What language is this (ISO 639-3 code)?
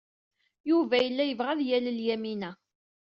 kab